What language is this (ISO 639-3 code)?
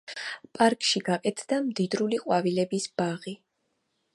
kat